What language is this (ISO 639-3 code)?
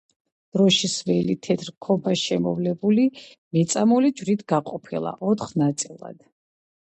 kat